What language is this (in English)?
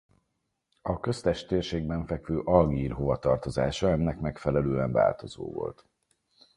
Hungarian